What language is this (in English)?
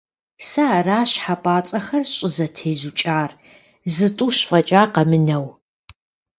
Kabardian